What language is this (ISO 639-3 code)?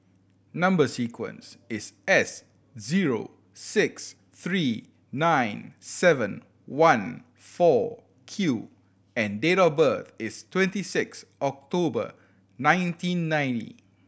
eng